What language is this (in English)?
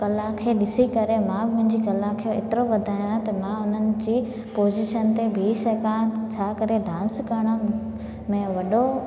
Sindhi